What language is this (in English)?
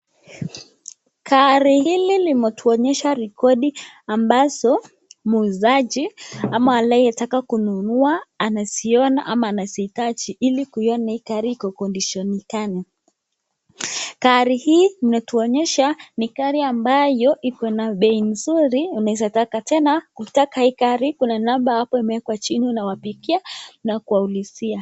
Swahili